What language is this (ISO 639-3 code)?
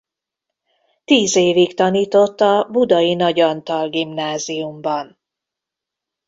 hun